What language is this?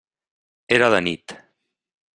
Catalan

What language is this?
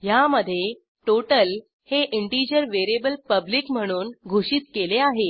Marathi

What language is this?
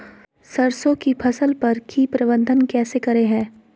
Magahi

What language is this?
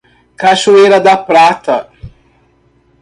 Portuguese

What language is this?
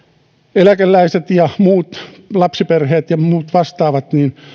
Finnish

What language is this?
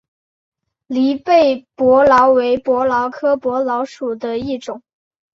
Chinese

